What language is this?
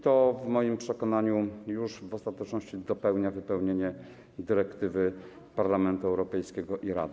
Polish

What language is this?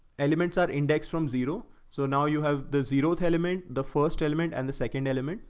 English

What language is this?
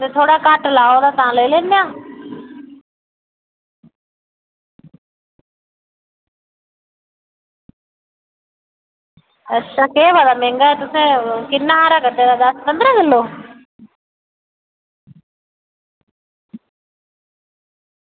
Dogri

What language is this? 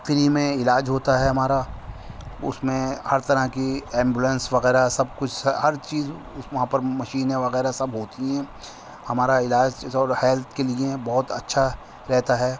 Urdu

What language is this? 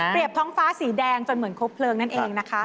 Thai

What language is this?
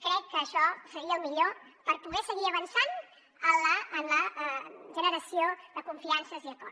Catalan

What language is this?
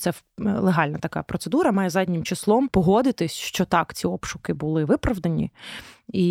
Ukrainian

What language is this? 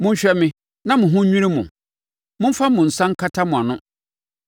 Akan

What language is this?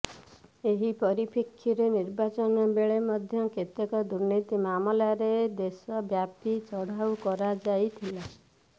Odia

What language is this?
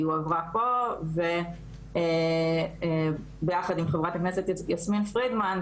Hebrew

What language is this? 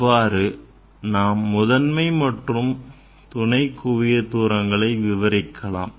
Tamil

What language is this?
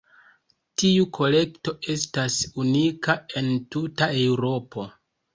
Esperanto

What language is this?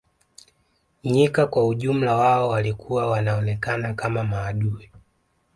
Swahili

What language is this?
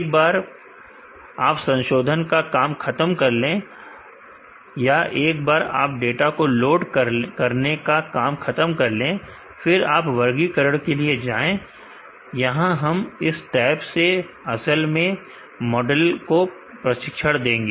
Hindi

